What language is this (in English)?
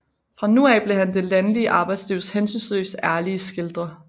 Danish